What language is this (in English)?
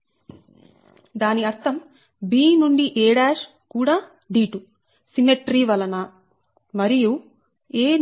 Telugu